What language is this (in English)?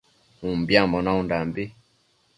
Matsés